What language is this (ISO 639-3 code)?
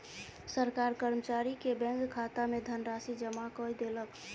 mai